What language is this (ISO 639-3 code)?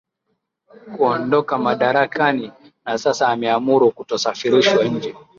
swa